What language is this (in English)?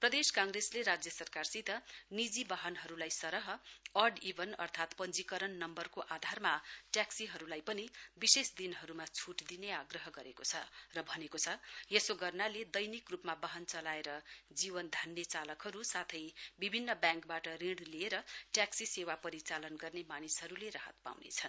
Nepali